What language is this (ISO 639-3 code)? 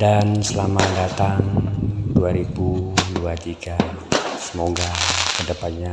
ind